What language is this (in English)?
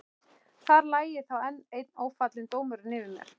Icelandic